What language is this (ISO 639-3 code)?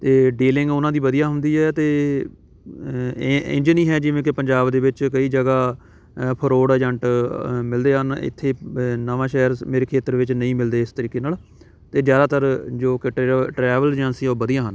pan